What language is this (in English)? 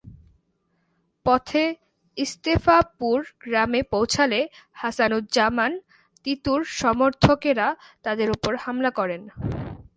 Bangla